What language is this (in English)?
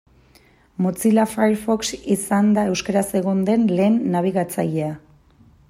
Basque